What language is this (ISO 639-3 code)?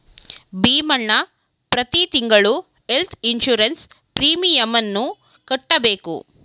kan